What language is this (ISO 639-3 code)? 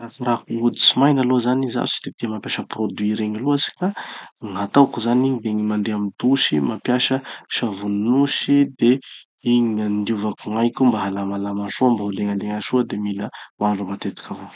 txy